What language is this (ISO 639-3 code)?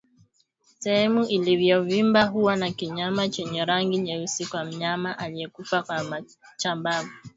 swa